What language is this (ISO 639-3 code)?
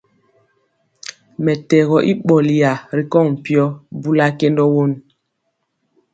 mcx